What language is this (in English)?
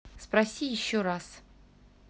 Russian